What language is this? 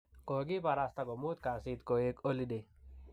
Kalenjin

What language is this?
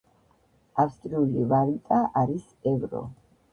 Georgian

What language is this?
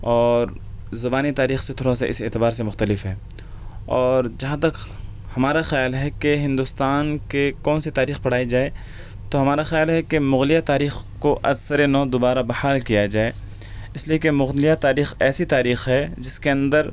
Urdu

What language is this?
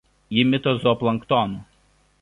Lithuanian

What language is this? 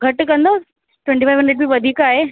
Sindhi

